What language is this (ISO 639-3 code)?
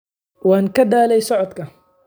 som